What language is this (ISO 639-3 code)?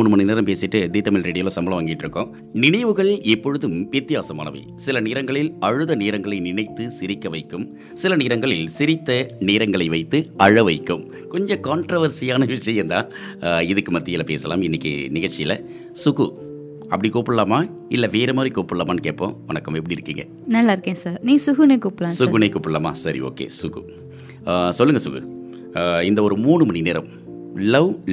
tam